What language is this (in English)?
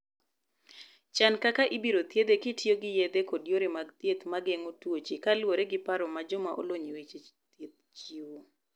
Luo (Kenya and Tanzania)